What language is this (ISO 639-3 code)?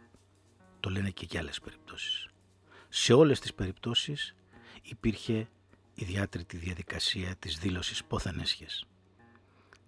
ell